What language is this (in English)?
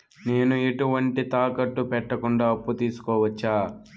Telugu